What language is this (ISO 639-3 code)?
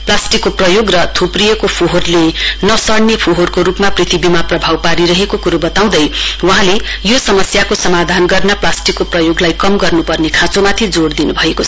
nep